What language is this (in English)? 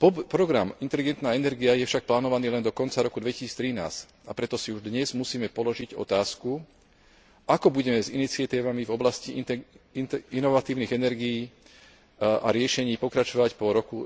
Slovak